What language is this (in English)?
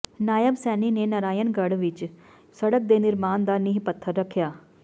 Punjabi